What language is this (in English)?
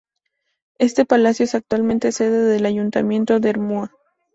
Spanish